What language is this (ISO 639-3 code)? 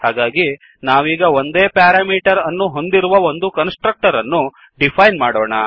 kan